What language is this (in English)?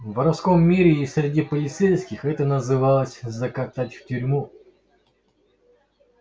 Russian